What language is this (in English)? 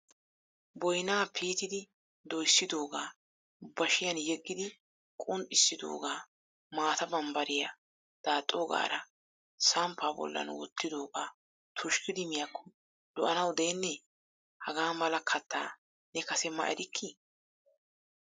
Wolaytta